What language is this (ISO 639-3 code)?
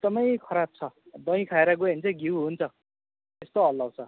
nep